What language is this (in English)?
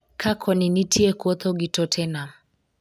Luo (Kenya and Tanzania)